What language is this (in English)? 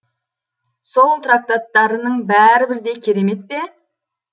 Kazakh